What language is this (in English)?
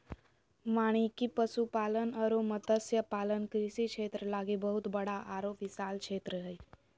Magahi